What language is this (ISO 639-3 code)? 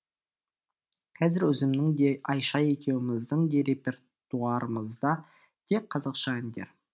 kaz